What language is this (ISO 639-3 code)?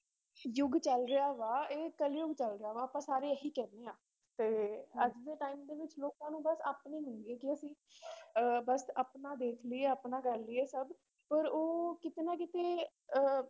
pan